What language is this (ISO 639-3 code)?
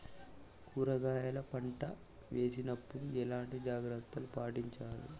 tel